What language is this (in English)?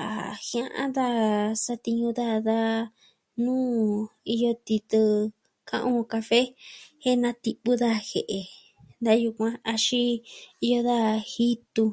Southwestern Tlaxiaco Mixtec